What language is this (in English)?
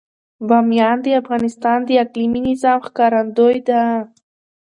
Pashto